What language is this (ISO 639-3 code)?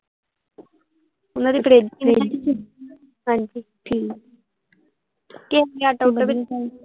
pan